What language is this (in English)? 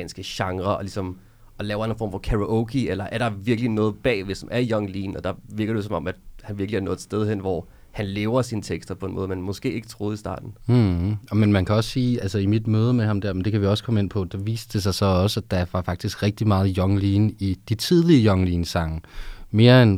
Danish